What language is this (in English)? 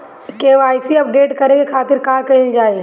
Bhojpuri